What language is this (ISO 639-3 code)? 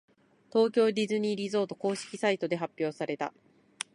jpn